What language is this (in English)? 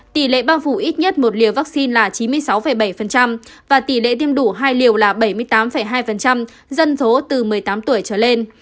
Vietnamese